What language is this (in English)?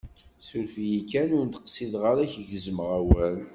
Kabyle